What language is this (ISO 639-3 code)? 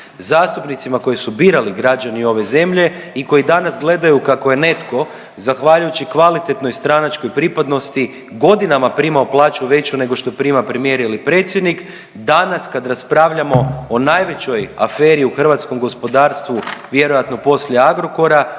hrv